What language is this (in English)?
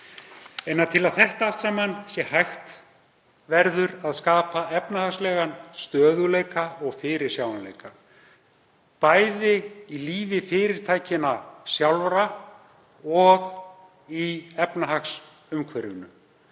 Icelandic